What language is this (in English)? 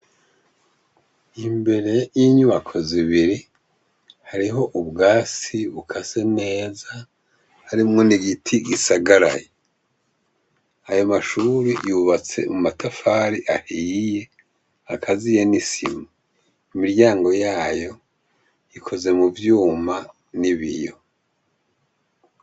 Rundi